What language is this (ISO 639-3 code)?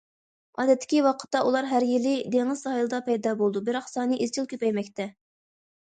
uig